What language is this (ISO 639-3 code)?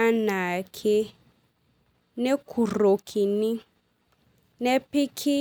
mas